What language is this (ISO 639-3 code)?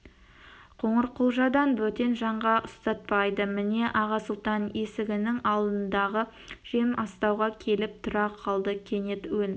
kaz